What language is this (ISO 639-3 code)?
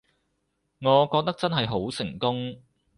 yue